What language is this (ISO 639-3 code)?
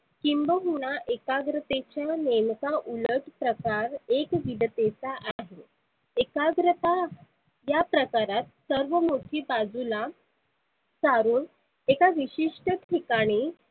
mar